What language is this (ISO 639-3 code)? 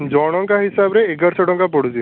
ori